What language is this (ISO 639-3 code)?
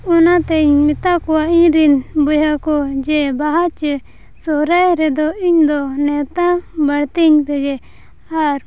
sat